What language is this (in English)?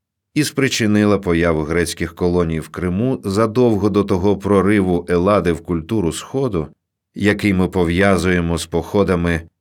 Ukrainian